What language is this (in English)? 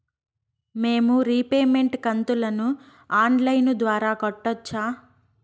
Telugu